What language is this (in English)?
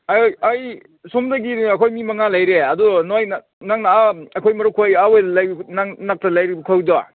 Manipuri